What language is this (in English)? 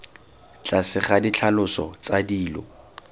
Tswana